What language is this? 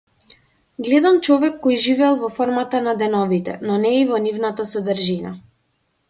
Macedonian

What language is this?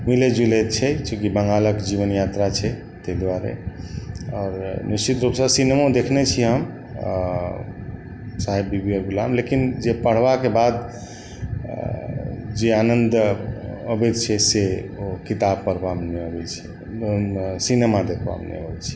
Maithili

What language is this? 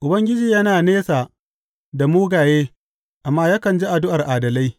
Hausa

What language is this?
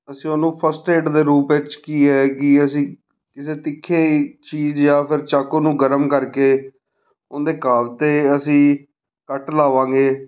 Punjabi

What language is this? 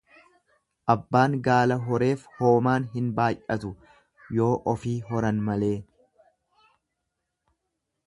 Oromo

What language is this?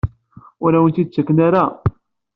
Kabyle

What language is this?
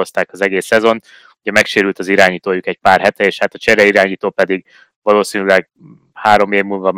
Hungarian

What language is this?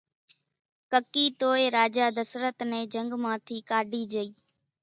Kachi Koli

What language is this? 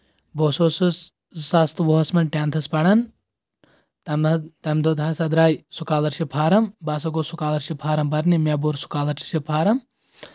Kashmiri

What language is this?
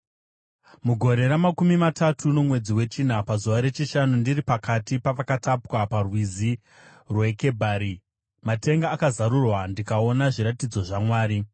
Shona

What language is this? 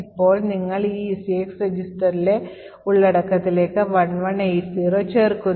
Malayalam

